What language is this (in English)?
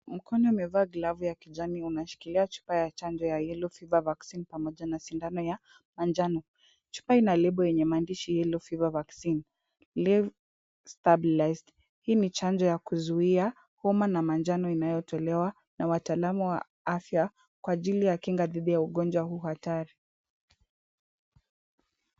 Swahili